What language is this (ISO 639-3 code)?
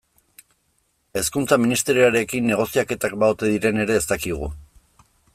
eus